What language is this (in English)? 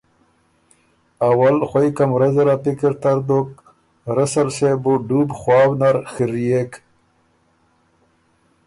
Ormuri